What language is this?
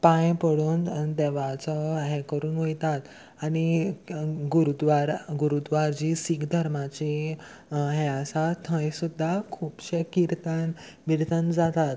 Konkani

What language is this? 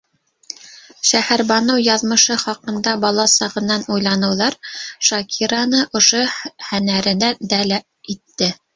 Bashkir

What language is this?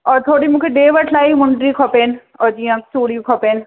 Sindhi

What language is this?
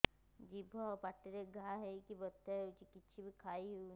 Odia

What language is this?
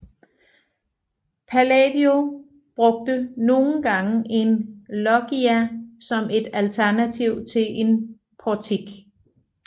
Danish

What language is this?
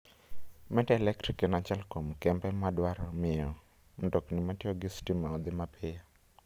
Luo (Kenya and Tanzania)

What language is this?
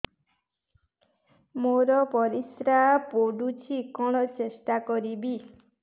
Odia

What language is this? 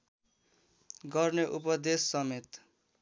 Nepali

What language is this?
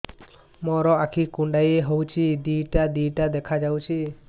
Odia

